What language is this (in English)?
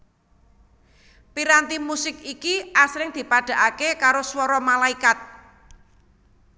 Javanese